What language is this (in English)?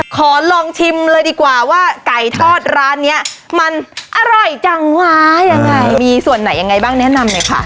Thai